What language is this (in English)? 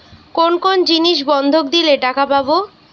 Bangla